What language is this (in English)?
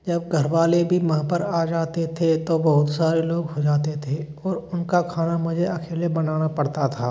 Hindi